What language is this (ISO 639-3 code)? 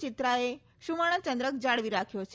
guj